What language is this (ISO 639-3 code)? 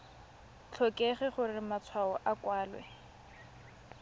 tsn